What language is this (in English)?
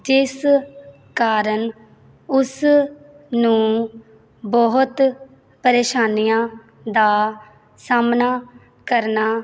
Punjabi